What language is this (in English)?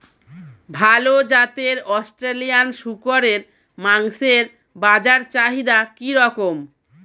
Bangla